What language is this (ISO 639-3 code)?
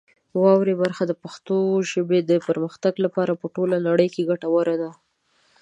pus